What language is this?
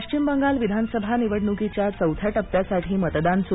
Marathi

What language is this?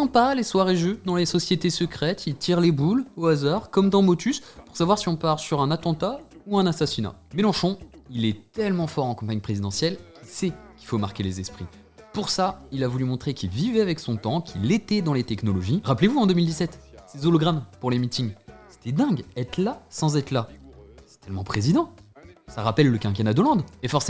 French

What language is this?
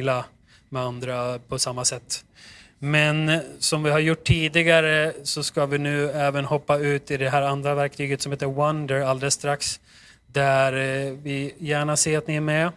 Swedish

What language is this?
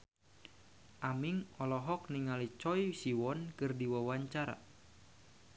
Sundanese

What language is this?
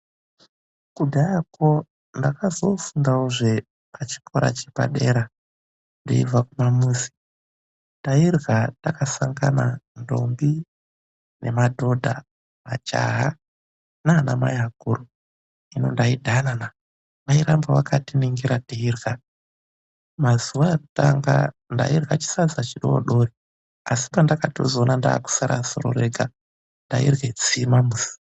Ndau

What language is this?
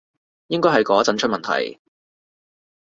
Cantonese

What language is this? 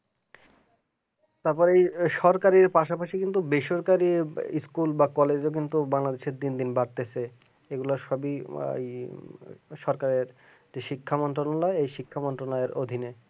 Bangla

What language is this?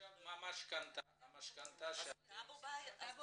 Hebrew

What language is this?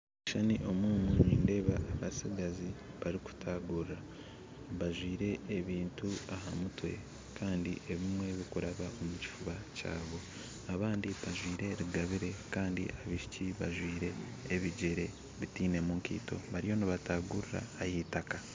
Nyankole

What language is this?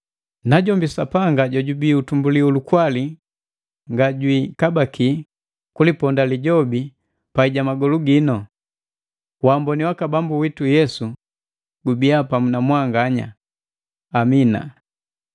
Matengo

